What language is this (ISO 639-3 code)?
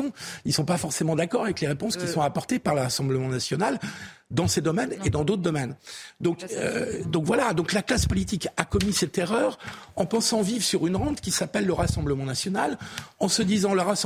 fra